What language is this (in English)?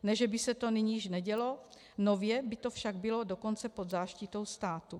Czech